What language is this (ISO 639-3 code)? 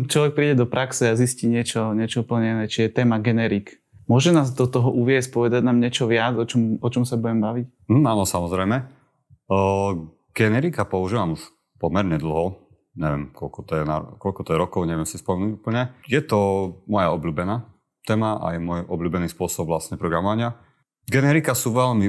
slk